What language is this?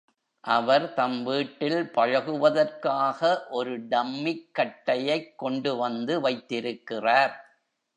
Tamil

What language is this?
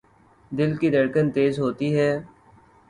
Urdu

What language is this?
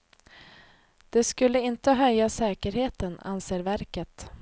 Swedish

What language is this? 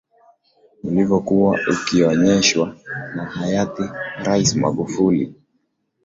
Swahili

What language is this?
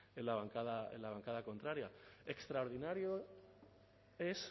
Spanish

